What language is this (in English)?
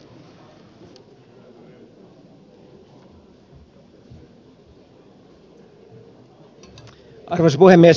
Finnish